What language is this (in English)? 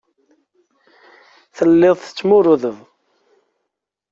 Kabyle